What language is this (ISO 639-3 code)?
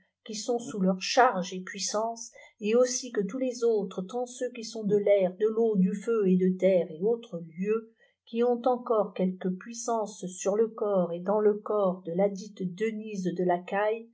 fra